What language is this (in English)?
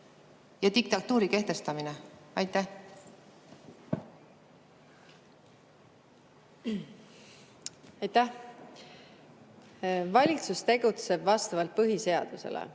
Estonian